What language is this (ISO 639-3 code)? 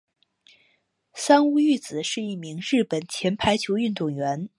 zho